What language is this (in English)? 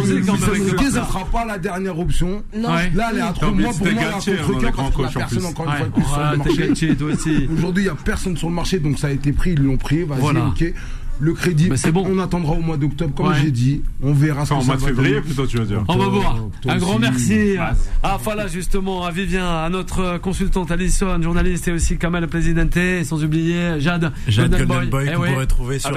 French